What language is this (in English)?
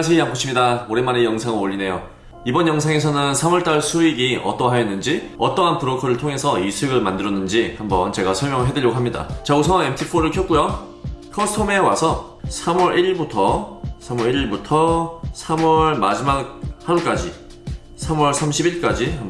Korean